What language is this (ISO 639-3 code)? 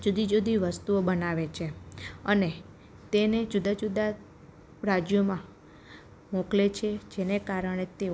guj